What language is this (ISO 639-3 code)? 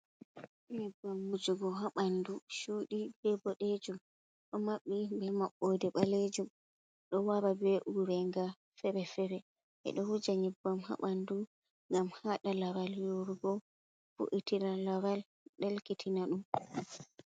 ful